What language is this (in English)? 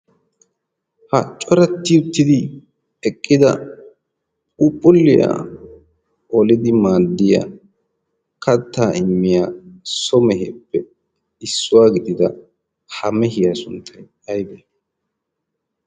Wolaytta